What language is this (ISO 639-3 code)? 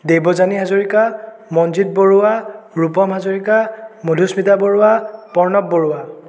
asm